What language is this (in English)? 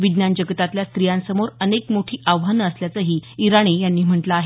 Marathi